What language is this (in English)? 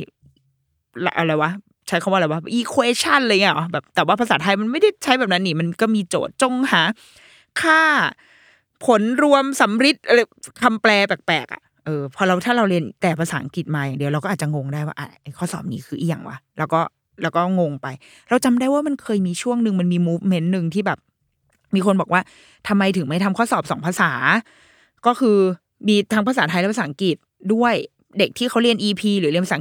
Thai